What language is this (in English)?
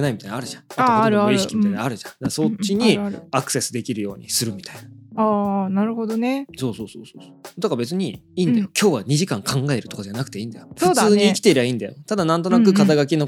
Japanese